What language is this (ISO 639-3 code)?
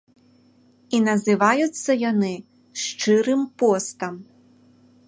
bel